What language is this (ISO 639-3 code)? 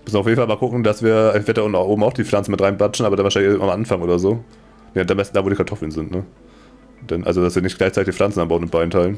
deu